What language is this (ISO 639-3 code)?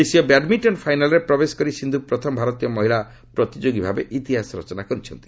ori